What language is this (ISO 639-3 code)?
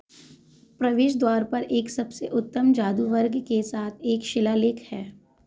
hin